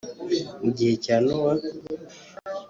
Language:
Kinyarwanda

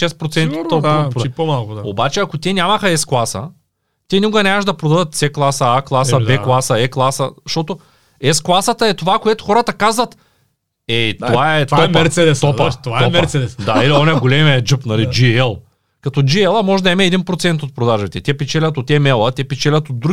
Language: Bulgarian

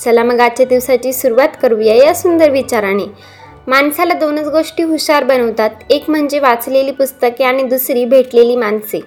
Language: Marathi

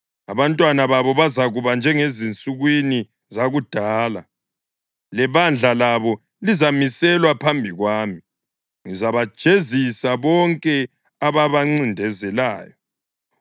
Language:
North Ndebele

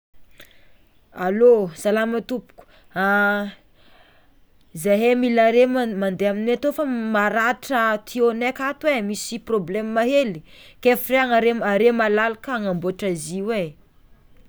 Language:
Tsimihety Malagasy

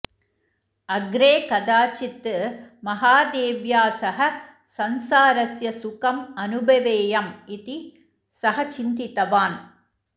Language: Sanskrit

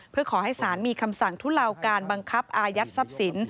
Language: Thai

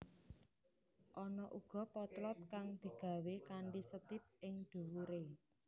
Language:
Javanese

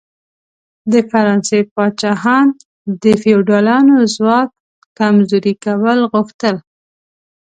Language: Pashto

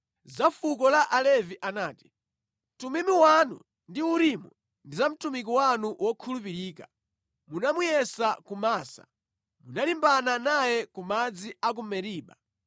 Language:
Nyanja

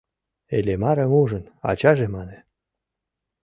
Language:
Mari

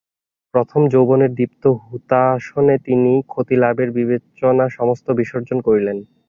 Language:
Bangla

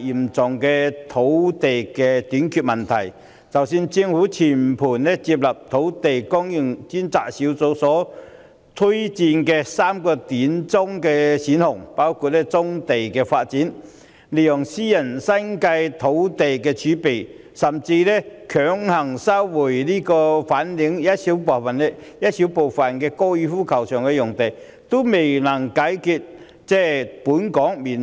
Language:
Cantonese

